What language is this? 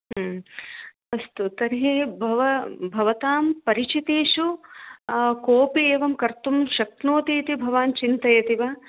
Sanskrit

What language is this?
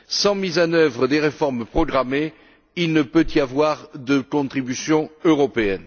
French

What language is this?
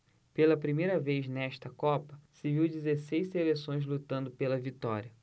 Portuguese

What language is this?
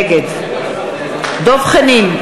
Hebrew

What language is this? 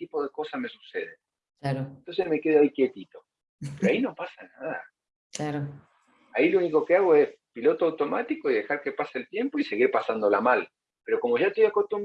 Spanish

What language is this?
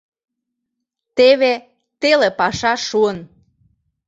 Mari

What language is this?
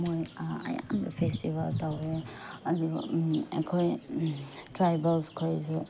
Manipuri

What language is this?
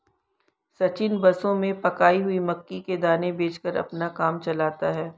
Hindi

